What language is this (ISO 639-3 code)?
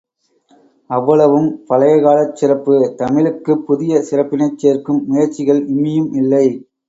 tam